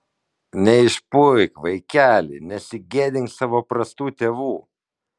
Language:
Lithuanian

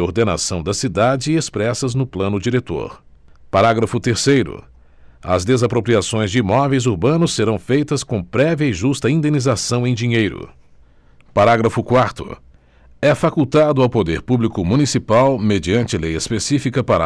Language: Portuguese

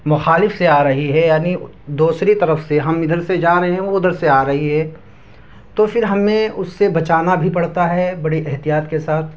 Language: Urdu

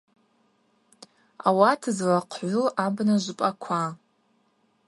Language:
Abaza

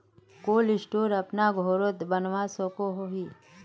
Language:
Magahi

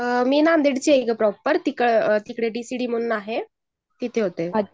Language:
Marathi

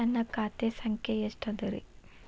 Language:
Kannada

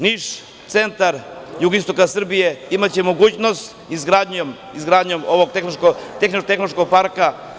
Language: Serbian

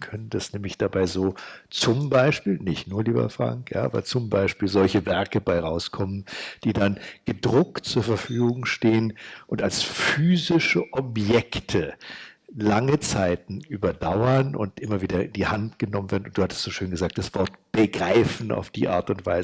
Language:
German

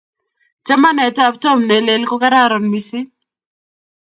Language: Kalenjin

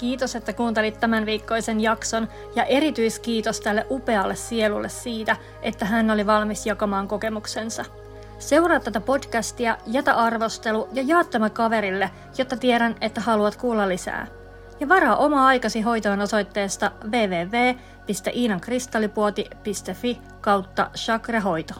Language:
Finnish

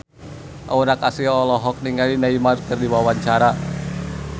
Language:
Sundanese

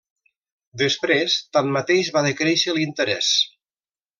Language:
Catalan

